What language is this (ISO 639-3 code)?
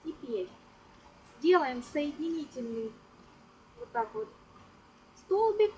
rus